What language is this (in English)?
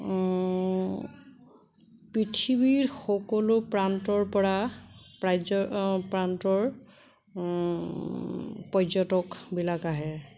Assamese